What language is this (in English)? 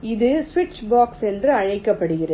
Tamil